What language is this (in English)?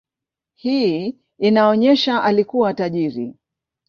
Swahili